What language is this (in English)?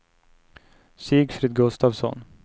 Swedish